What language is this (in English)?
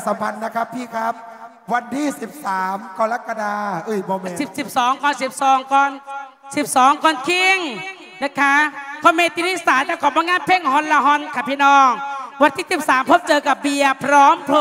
Thai